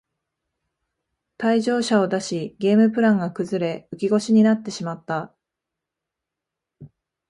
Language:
Japanese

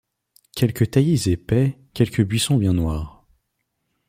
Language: French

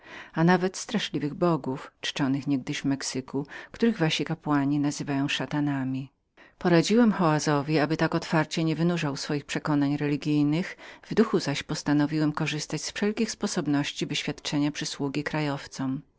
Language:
Polish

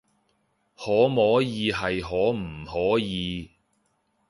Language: Cantonese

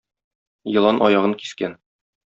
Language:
Tatar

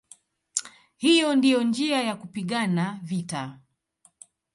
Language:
Swahili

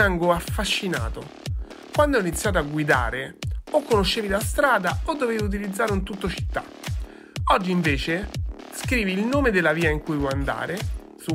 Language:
Italian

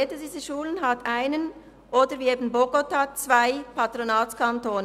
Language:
Swiss German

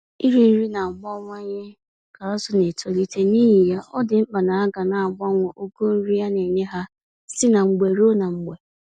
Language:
Igbo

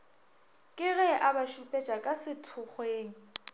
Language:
Northern Sotho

